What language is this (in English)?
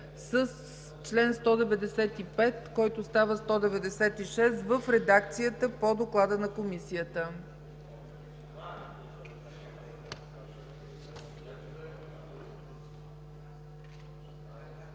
Bulgarian